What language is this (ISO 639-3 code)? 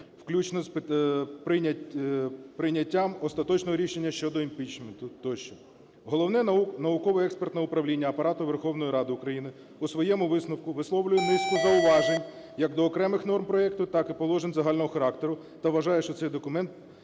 ukr